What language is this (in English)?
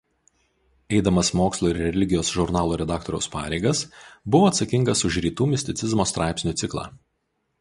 Lithuanian